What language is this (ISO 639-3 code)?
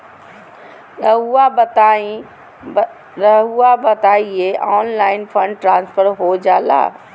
mag